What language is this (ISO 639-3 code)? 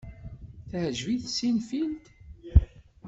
kab